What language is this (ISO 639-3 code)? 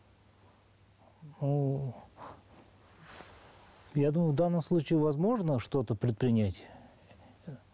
kaz